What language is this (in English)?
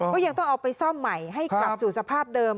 Thai